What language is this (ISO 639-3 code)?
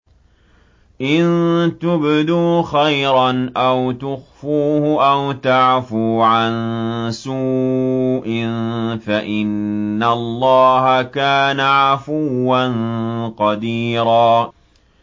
ara